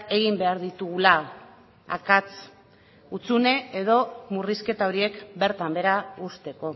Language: Basque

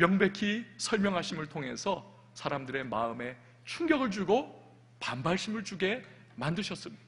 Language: Korean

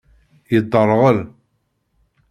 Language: Kabyle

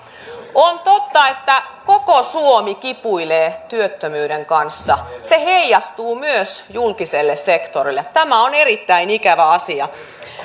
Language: Finnish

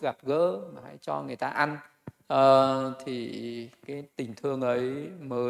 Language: Vietnamese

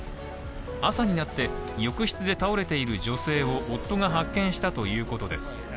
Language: Japanese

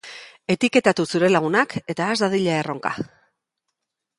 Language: Basque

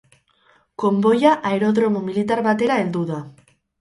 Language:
Basque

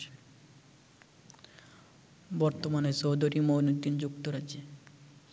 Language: Bangla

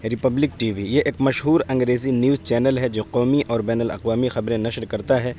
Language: Urdu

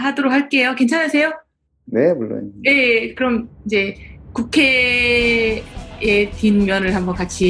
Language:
Korean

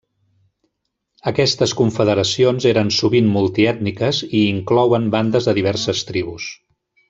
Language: Catalan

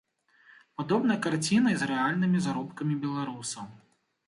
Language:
Belarusian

